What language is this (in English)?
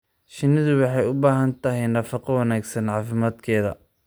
Somali